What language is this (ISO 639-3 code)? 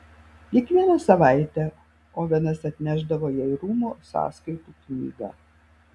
lit